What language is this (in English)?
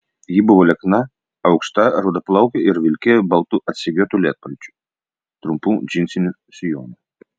Lithuanian